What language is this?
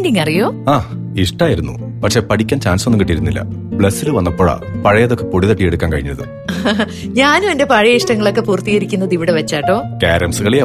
Malayalam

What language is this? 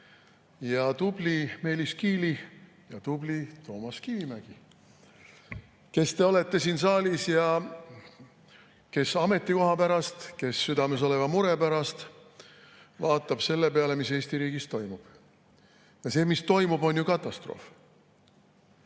Estonian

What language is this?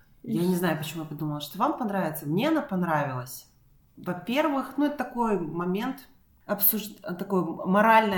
Russian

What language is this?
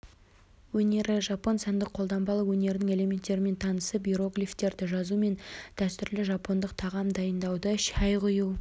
Kazakh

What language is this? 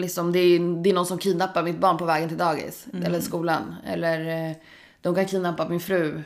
Swedish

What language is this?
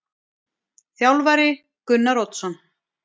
Icelandic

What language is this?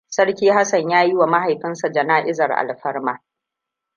Hausa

